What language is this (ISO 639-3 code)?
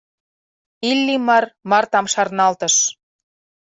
chm